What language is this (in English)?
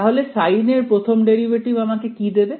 Bangla